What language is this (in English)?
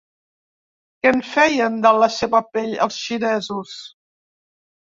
Catalan